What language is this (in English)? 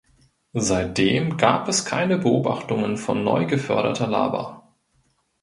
German